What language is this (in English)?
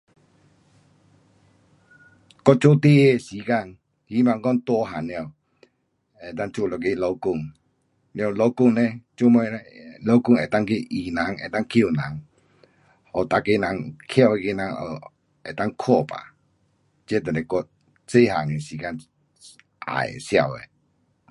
Pu-Xian Chinese